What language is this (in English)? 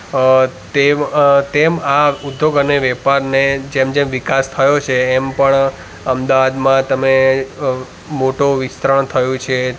Gujarati